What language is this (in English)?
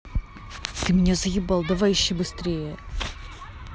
Russian